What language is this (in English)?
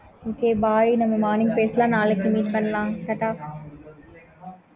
Tamil